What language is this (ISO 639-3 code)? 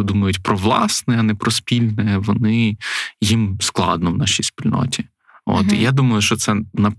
ukr